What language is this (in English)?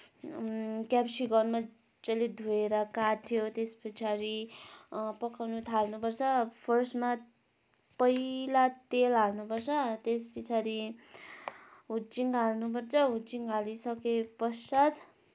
Nepali